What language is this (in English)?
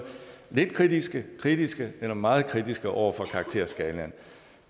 Danish